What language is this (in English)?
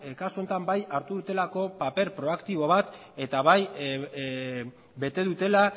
Basque